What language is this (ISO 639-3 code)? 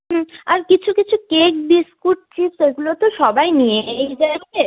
ben